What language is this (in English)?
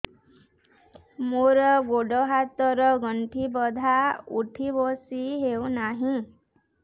Odia